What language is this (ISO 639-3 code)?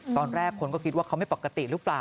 tha